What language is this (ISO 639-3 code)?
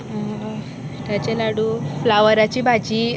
kok